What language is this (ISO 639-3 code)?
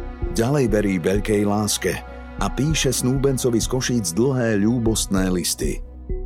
slk